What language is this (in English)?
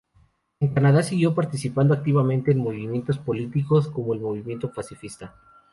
Spanish